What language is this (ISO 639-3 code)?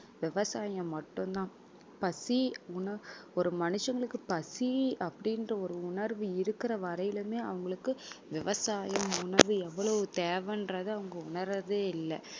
tam